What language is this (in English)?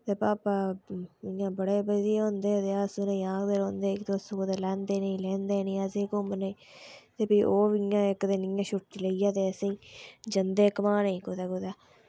Dogri